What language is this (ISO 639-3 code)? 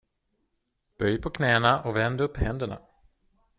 swe